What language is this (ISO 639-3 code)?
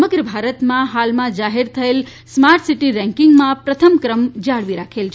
guj